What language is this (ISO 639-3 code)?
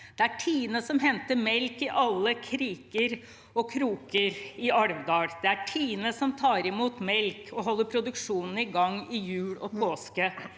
nor